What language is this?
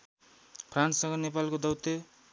Nepali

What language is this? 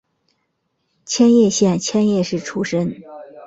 Chinese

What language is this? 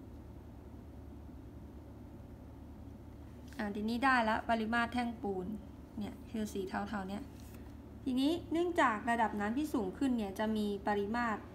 Thai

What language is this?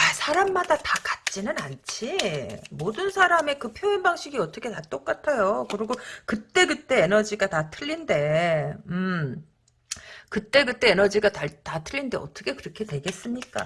Korean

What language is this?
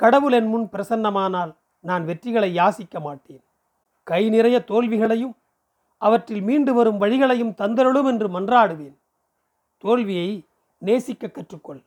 Tamil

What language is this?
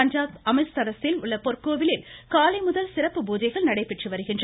Tamil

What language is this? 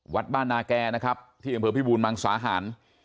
Thai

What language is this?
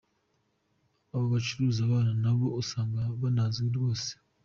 Kinyarwanda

